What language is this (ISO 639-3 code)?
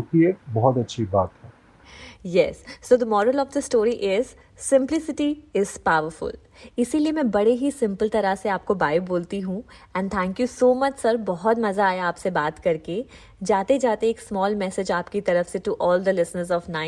hin